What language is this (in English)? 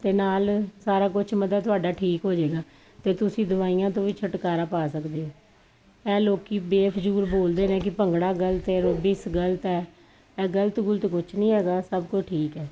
Punjabi